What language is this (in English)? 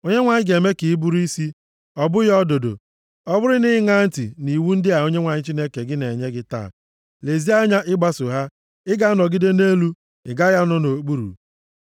Igbo